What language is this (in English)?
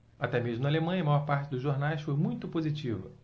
Portuguese